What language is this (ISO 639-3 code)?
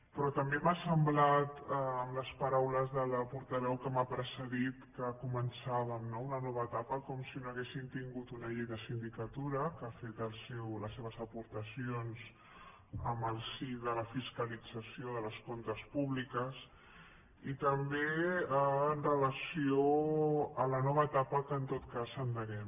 cat